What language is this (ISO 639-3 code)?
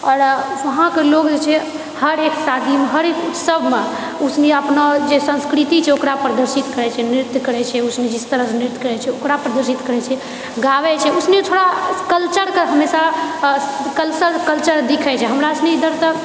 mai